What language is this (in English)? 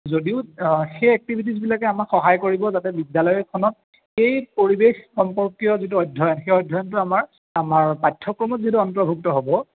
Assamese